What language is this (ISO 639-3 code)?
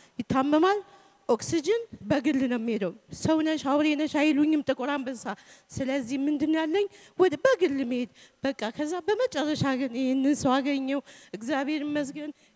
ara